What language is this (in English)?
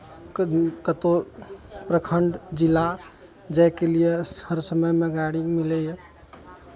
Maithili